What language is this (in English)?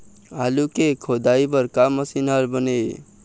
Chhattisgarhi